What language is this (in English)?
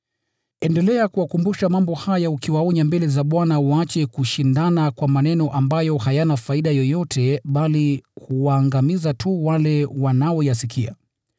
Swahili